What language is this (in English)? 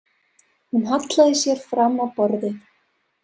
Icelandic